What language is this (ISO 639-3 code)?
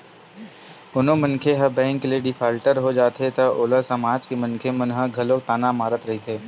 hne